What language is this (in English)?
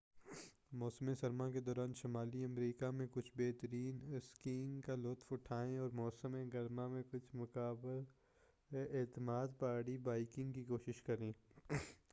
Urdu